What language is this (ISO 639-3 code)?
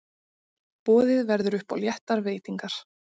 isl